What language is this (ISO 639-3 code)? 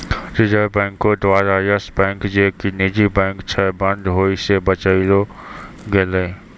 mai